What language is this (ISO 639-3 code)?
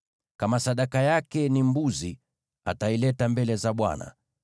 swa